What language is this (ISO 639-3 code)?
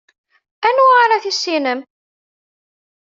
kab